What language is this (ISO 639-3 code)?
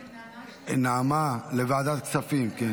heb